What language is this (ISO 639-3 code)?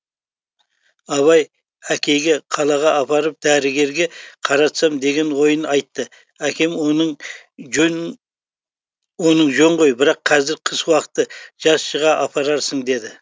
kaz